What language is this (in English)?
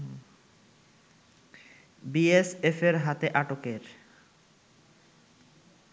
Bangla